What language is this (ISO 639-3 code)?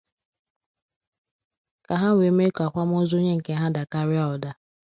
ibo